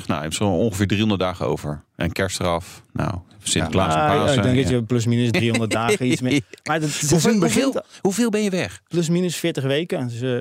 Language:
Dutch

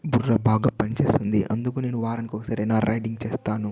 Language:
Telugu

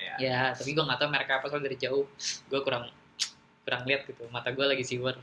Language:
Indonesian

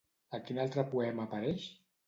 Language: Catalan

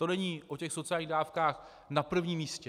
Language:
Czech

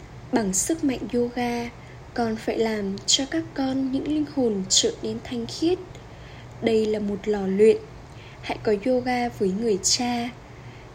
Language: Vietnamese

